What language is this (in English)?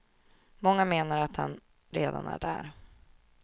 Swedish